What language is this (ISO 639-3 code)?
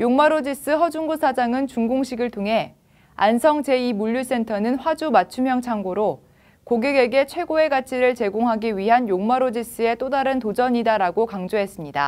kor